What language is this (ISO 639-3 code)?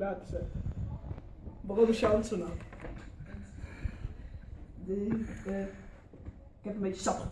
nld